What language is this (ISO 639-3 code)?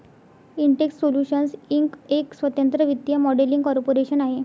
mar